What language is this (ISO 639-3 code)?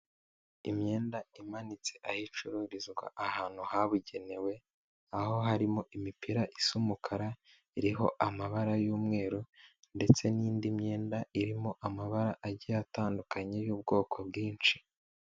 kin